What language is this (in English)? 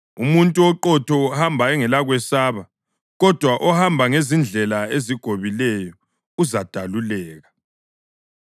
North Ndebele